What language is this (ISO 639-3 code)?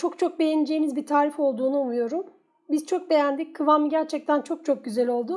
tur